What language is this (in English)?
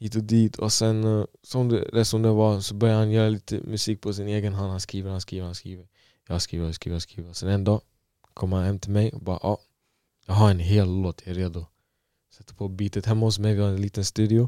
Swedish